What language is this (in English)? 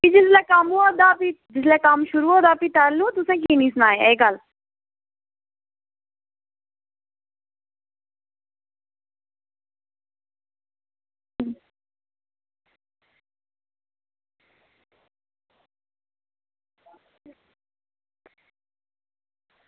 Dogri